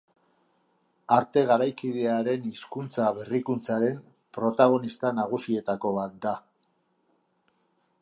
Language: Basque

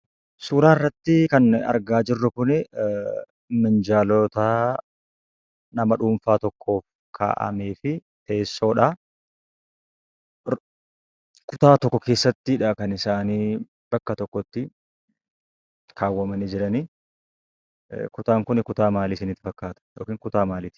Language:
Oromo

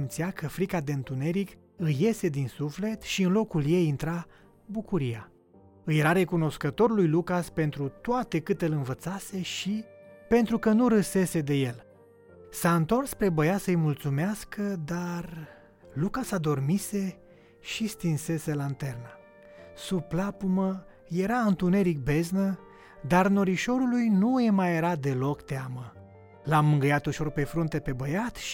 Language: Romanian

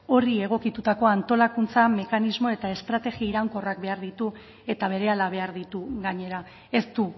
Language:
Basque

